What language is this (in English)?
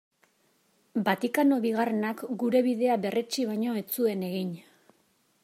Basque